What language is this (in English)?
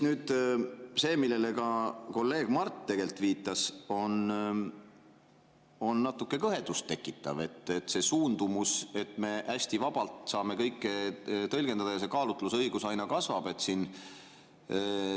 Estonian